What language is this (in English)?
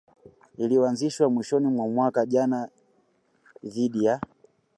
Swahili